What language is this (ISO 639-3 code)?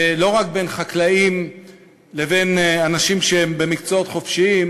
heb